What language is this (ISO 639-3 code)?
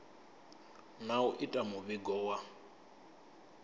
ven